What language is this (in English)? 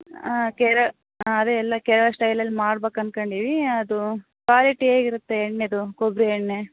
Kannada